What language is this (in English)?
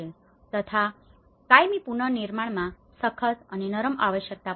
Gujarati